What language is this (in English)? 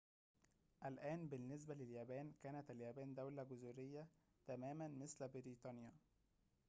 Arabic